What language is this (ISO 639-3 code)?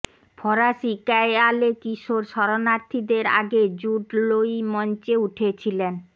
ben